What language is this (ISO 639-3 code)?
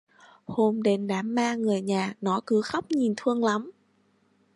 vie